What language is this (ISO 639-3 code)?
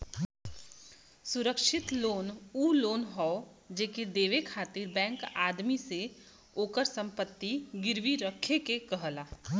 bho